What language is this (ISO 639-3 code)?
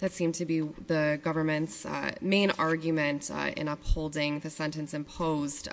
eng